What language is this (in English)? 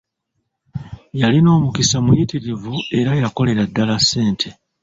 Ganda